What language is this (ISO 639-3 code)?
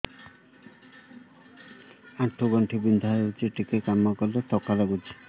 ori